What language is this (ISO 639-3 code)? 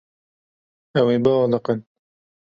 kur